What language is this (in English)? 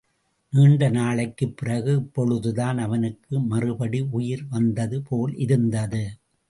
Tamil